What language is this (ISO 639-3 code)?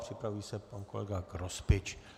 ces